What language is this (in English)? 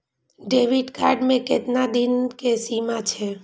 Maithili